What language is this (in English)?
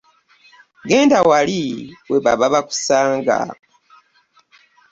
Ganda